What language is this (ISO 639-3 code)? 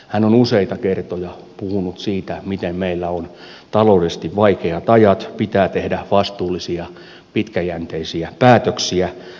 fin